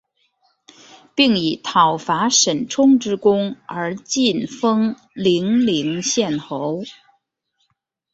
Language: Chinese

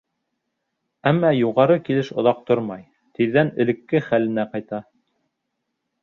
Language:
Bashkir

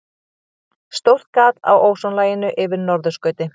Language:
Icelandic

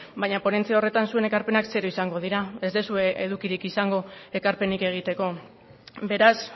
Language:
Basque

